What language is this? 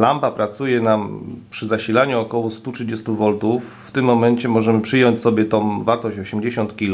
Polish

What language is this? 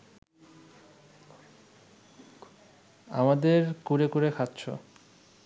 Bangla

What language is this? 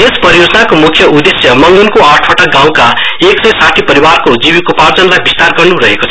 Nepali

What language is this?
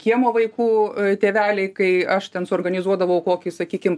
Lithuanian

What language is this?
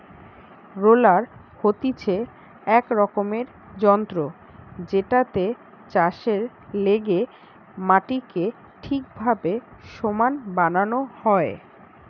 Bangla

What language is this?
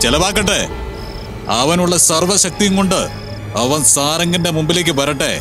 Malayalam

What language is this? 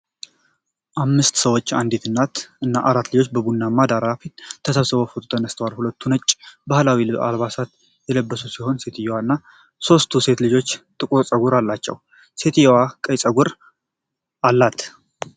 Amharic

